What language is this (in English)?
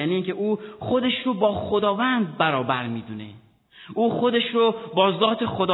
Persian